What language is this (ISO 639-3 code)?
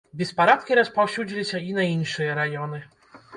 bel